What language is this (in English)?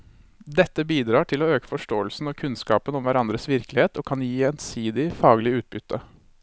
Norwegian